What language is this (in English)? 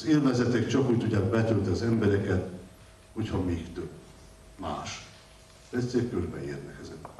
Hungarian